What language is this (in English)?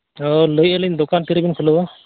Santali